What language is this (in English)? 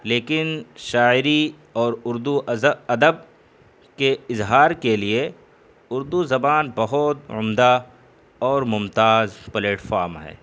Urdu